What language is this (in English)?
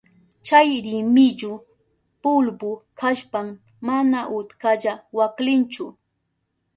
Southern Pastaza Quechua